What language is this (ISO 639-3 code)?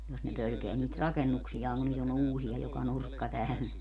fin